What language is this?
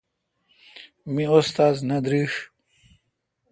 Kalkoti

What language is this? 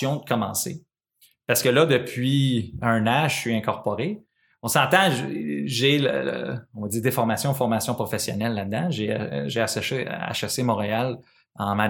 French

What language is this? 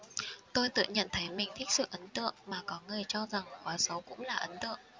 Vietnamese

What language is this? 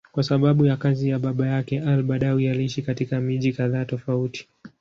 Swahili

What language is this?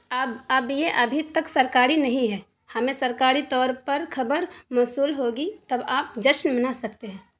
Urdu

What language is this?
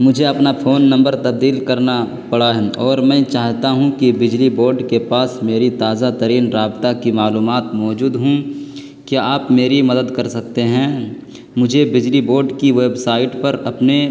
Urdu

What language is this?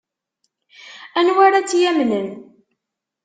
Kabyle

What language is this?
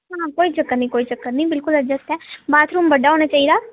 Dogri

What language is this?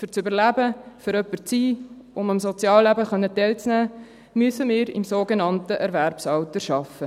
Swiss German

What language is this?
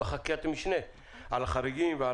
Hebrew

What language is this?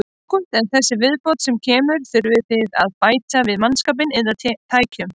Icelandic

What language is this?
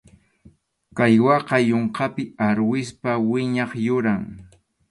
Arequipa-La Unión Quechua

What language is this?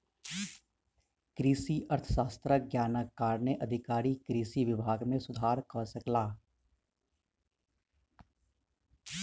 Maithili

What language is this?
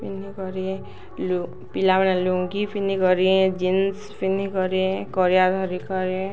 Odia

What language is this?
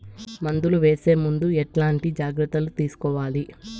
Telugu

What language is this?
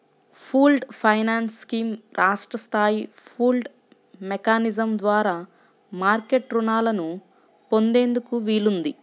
Telugu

